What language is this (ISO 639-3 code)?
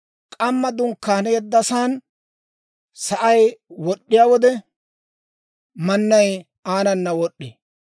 dwr